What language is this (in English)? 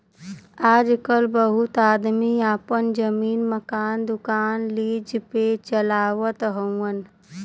Bhojpuri